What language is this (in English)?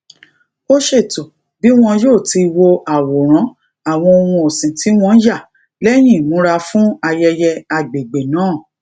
Yoruba